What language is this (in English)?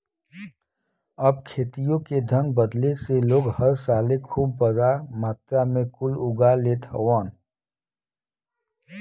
Bhojpuri